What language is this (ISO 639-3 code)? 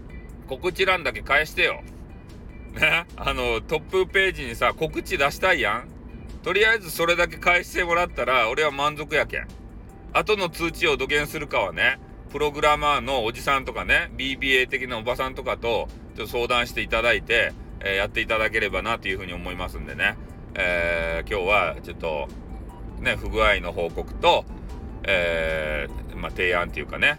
jpn